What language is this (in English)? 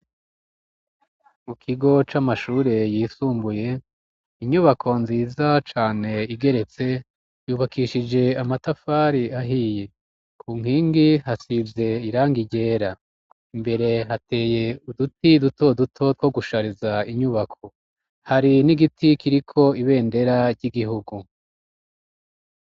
Rundi